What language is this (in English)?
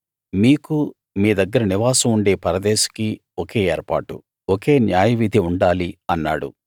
Telugu